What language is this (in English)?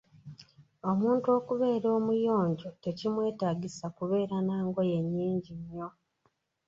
Ganda